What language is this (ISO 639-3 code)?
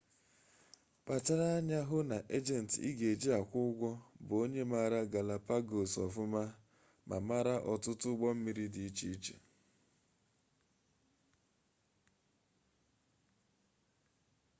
ibo